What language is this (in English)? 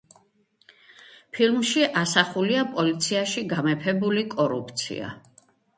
Georgian